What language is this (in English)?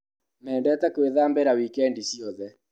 Kikuyu